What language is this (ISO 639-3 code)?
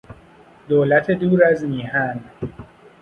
fas